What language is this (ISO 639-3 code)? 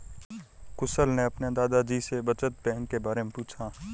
hin